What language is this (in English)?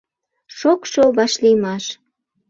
Mari